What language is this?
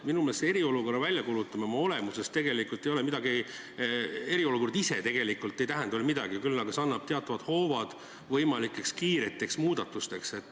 Estonian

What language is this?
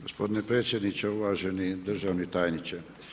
Croatian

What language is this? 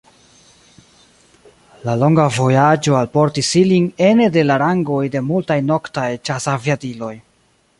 Esperanto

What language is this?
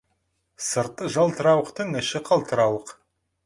Kazakh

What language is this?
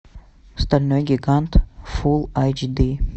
Russian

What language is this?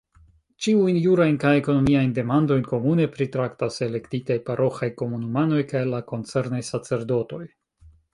Esperanto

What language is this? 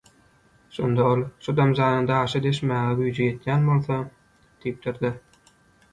Turkmen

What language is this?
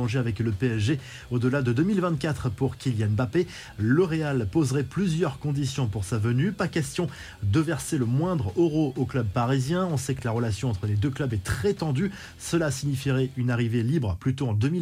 French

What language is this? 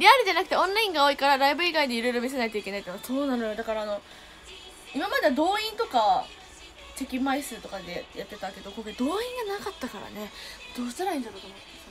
Japanese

